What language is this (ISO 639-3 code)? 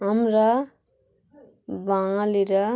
ben